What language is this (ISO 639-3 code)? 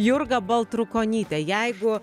lit